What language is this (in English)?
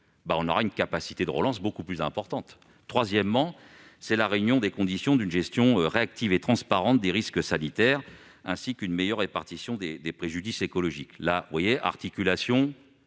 French